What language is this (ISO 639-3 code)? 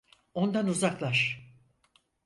tur